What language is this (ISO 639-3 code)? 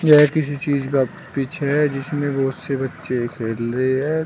hin